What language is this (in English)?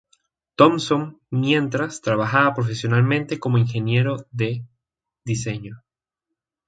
Spanish